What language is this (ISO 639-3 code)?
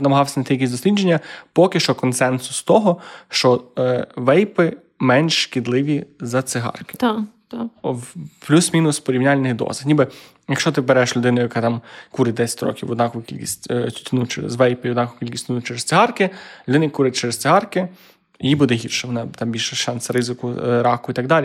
ukr